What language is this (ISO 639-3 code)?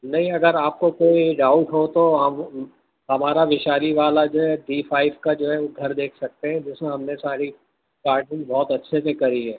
urd